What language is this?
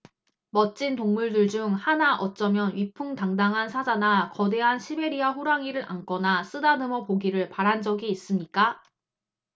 Korean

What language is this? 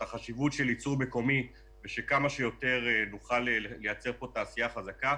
Hebrew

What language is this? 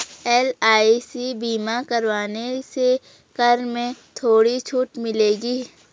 Hindi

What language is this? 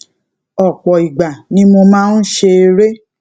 Yoruba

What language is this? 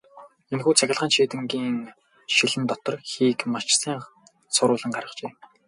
Mongolian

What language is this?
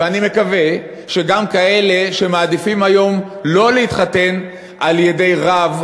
Hebrew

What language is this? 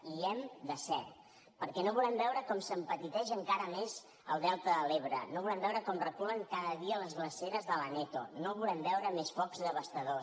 Catalan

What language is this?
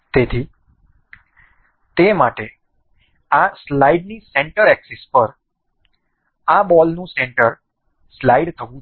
Gujarati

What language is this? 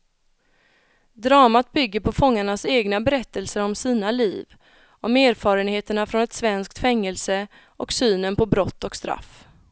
Swedish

